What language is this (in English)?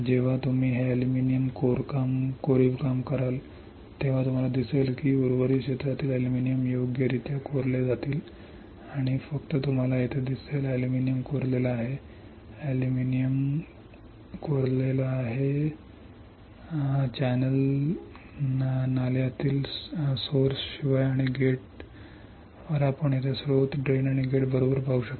Marathi